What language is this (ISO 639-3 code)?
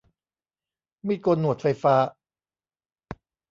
tha